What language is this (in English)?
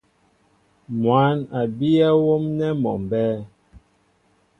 Mbo (Cameroon)